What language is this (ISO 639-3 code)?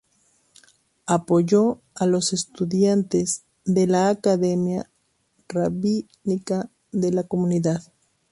spa